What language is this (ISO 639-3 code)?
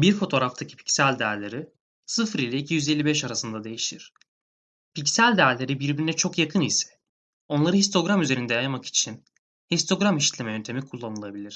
tur